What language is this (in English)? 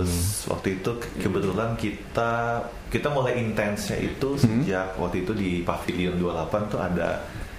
Indonesian